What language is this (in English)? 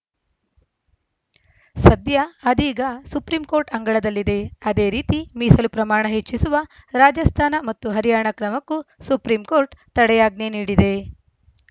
Kannada